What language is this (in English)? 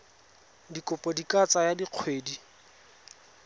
Tswana